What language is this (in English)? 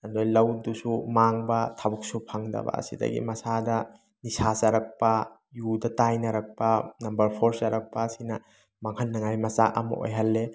Manipuri